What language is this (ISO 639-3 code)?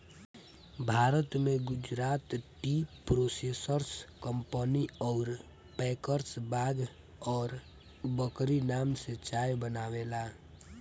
bho